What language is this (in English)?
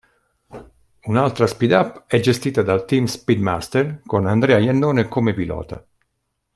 Italian